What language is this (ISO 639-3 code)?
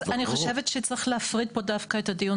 heb